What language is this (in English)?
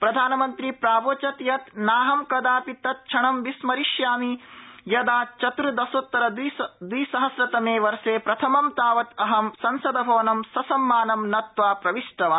Sanskrit